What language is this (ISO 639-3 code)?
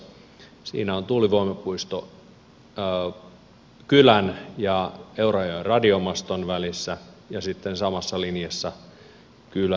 fin